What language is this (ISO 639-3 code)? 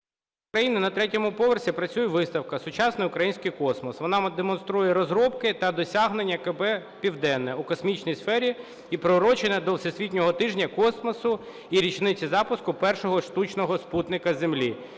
ukr